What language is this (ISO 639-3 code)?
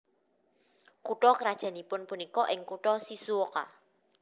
jav